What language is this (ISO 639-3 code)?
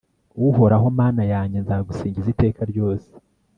kin